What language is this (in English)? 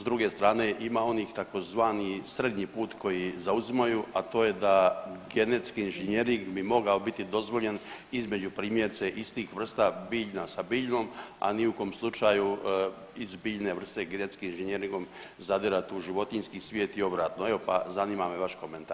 Croatian